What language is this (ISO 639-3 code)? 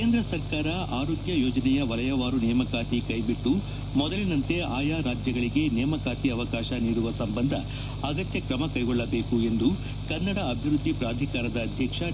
kan